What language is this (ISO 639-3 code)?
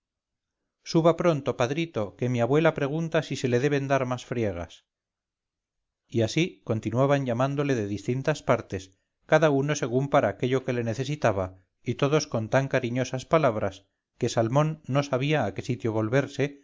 spa